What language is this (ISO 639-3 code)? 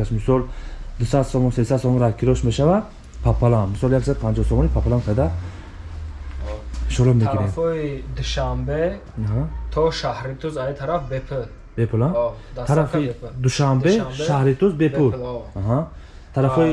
tur